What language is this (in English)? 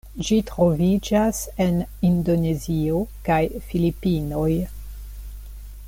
Esperanto